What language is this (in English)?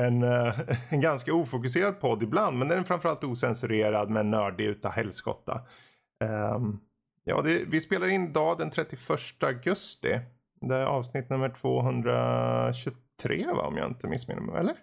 Swedish